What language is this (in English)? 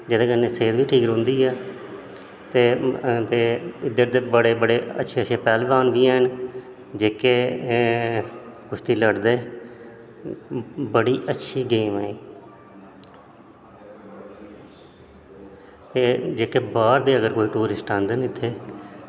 Dogri